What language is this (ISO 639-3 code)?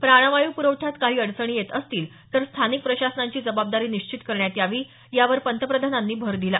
mar